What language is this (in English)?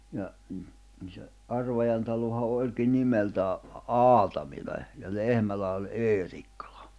Finnish